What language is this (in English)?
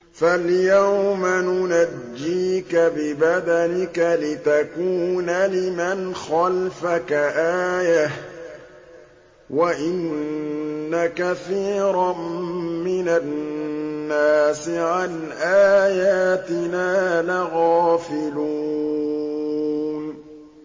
Arabic